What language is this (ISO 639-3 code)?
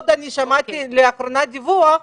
heb